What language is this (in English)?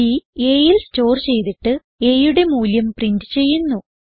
Malayalam